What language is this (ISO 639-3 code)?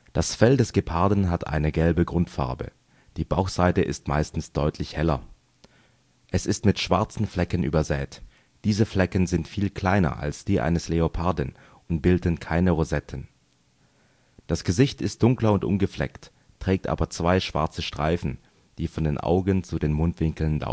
deu